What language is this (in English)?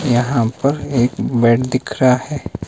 Hindi